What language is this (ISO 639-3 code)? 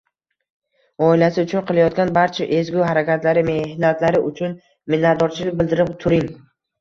uzb